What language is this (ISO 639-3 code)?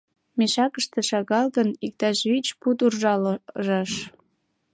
chm